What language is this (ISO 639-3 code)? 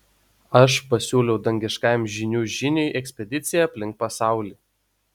lit